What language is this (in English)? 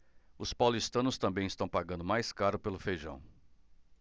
Portuguese